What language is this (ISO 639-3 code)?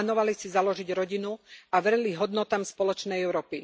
slk